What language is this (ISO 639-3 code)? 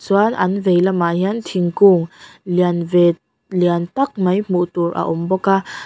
lus